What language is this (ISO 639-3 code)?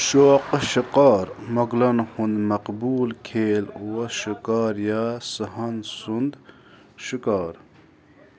kas